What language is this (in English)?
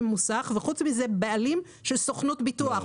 Hebrew